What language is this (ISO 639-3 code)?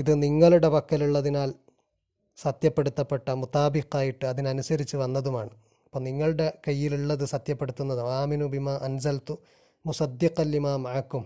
mal